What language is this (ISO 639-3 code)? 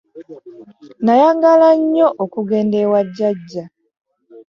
lug